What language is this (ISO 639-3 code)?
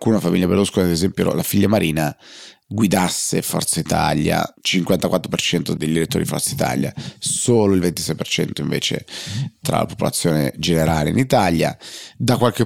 ita